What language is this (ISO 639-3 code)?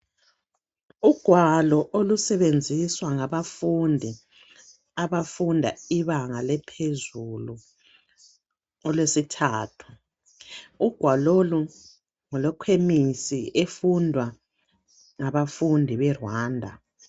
nde